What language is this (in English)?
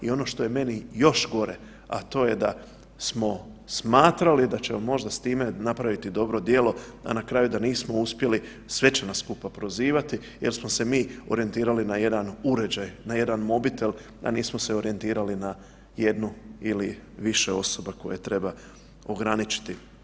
Croatian